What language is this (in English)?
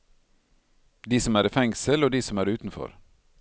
Norwegian